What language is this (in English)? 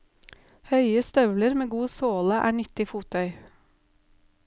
Norwegian